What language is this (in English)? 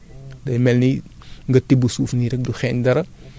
Wolof